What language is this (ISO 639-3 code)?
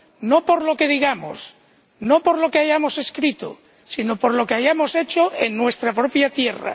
spa